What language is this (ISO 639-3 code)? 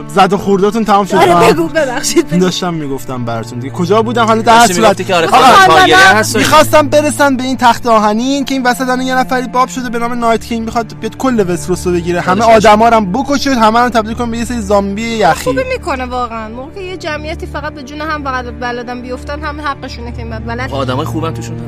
fas